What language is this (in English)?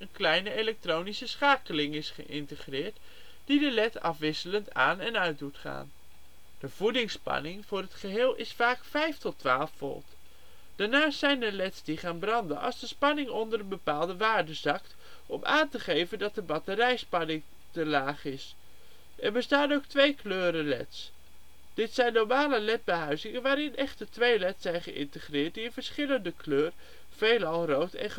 Dutch